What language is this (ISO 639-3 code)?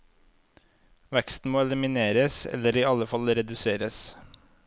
nor